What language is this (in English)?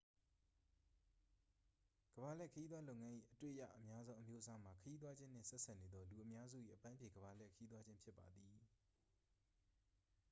Burmese